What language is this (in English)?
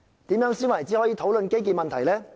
Cantonese